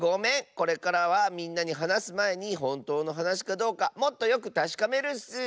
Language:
Japanese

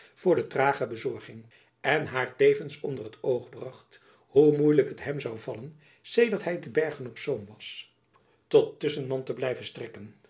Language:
Dutch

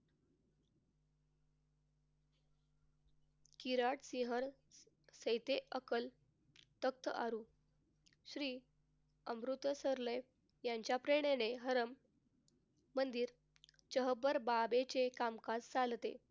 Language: Marathi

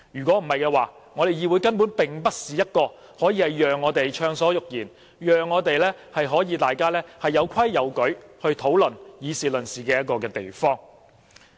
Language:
Cantonese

